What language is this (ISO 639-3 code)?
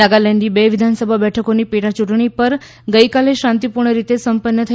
guj